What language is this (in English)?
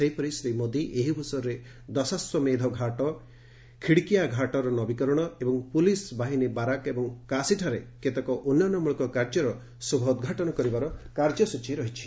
Odia